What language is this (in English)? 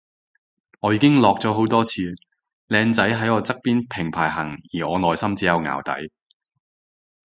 Cantonese